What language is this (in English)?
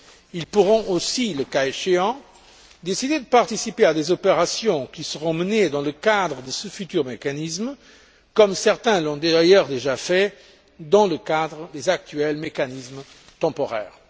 French